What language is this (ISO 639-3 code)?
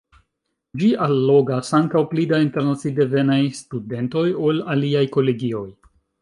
epo